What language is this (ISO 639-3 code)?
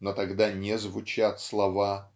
rus